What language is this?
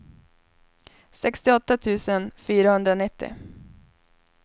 Swedish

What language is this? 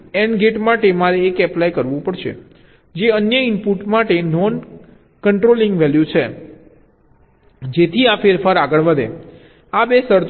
Gujarati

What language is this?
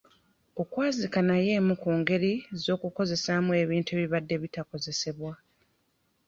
Ganda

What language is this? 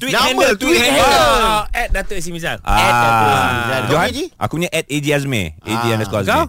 Malay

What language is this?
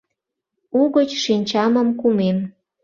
Mari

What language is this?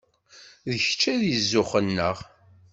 Kabyle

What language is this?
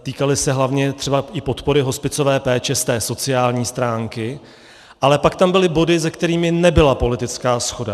Czech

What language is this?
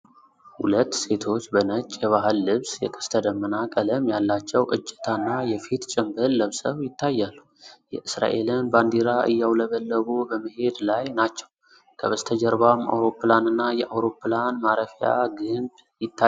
Amharic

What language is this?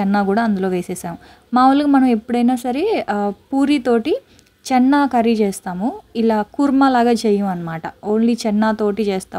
Telugu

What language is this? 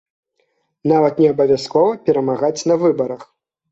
Belarusian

